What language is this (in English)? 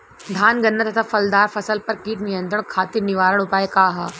Bhojpuri